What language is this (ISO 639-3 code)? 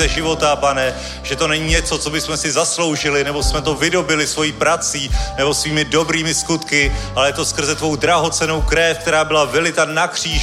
ces